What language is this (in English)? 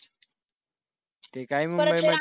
Marathi